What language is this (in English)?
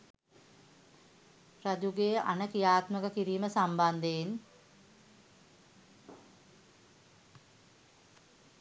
Sinhala